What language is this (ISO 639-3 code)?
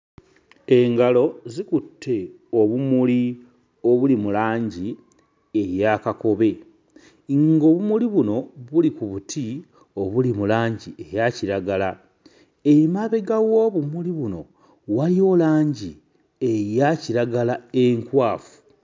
lug